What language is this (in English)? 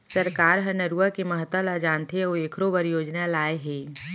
Chhattisgarhi